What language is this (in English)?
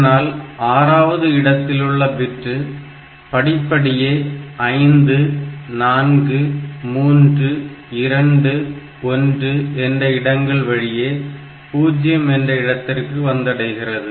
Tamil